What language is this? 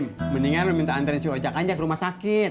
Indonesian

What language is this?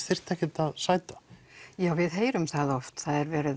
Icelandic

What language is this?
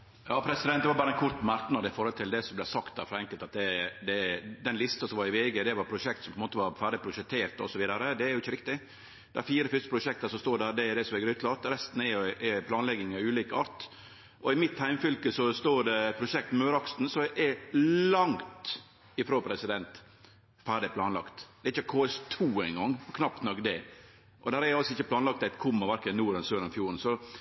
Norwegian Nynorsk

